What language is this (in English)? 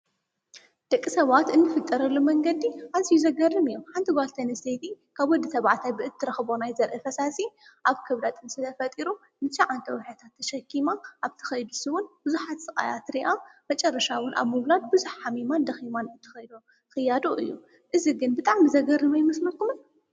Tigrinya